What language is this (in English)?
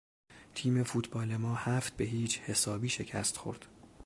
Persian